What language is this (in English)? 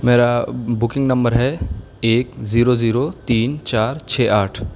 Urdu